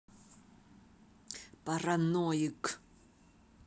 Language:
Russian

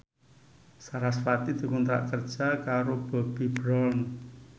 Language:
Javanese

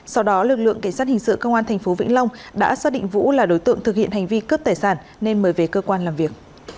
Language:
Vietnamese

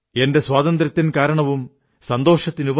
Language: Malayalam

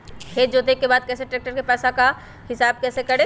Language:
Magahi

